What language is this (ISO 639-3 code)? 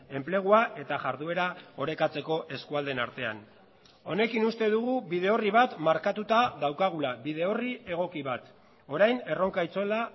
eus